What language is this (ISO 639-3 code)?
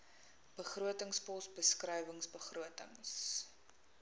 afr